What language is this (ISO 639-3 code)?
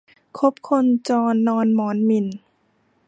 tha